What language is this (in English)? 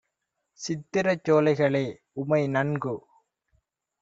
Tamil